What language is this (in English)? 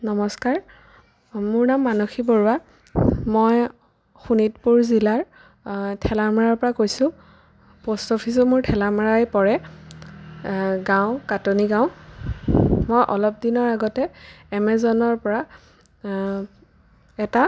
Assamese